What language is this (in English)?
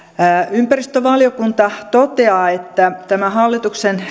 Finnish